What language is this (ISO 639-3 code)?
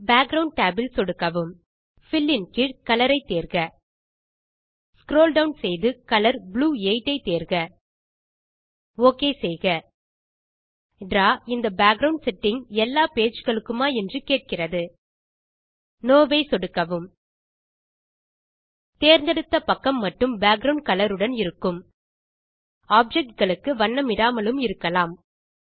tam